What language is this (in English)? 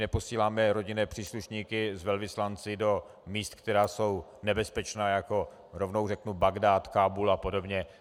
Czech